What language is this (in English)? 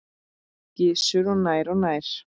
Icelandic